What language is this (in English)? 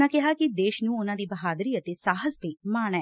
Punjabi